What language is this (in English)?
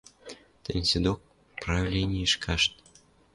Western Mari